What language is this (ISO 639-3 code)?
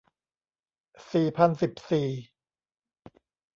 tha